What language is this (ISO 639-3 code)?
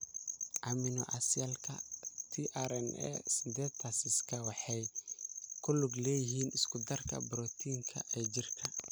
som